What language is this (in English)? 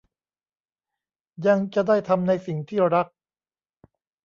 Thai